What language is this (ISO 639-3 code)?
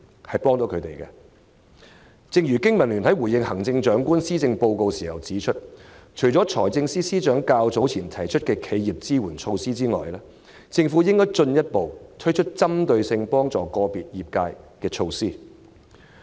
yue